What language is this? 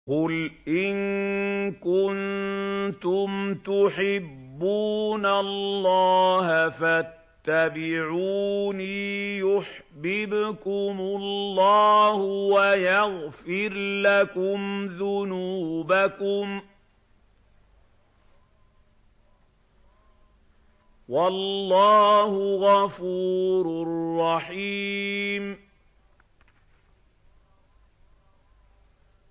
Arabic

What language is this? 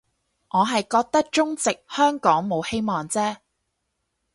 Cantonese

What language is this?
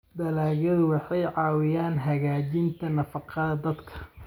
Somali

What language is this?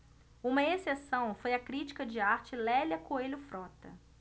Portuguese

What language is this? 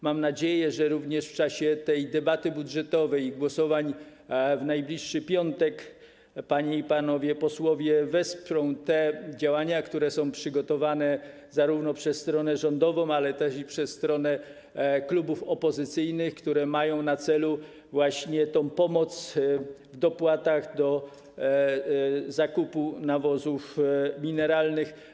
Polish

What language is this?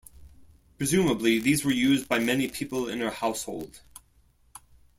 English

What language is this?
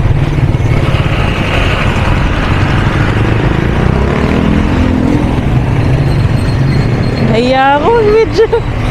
Filipino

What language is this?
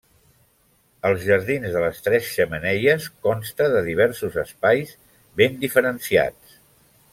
Catalan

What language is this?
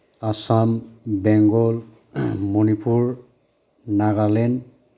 Bodo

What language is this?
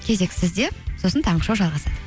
Kazakh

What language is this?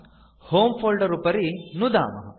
Sanskrit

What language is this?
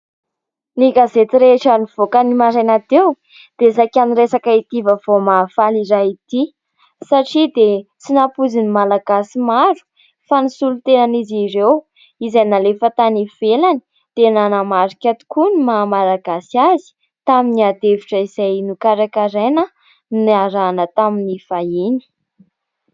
Malagasy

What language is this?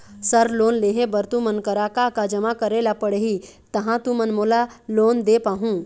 Chhattisgarhi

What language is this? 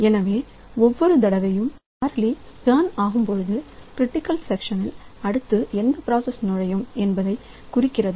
Tamil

